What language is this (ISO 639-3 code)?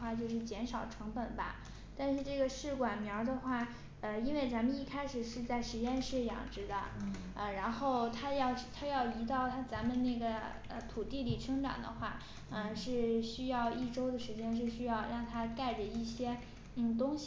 zho